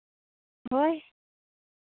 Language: Santali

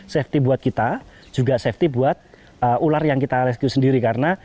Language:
Indonesian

